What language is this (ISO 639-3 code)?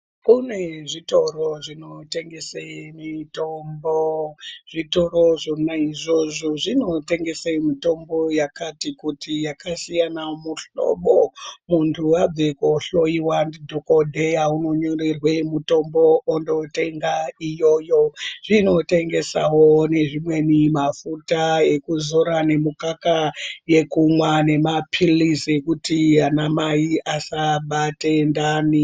ndc